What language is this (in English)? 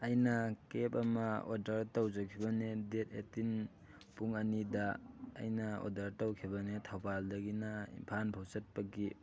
Manipuri